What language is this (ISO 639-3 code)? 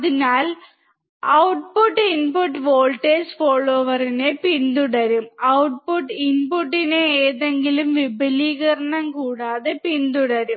mal